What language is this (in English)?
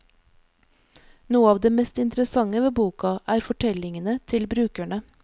Norwegian